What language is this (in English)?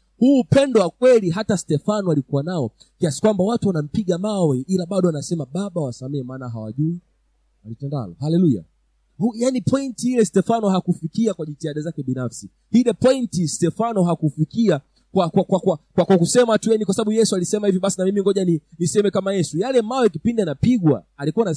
Swahili